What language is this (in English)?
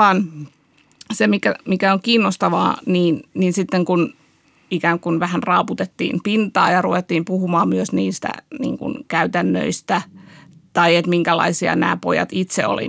Finnish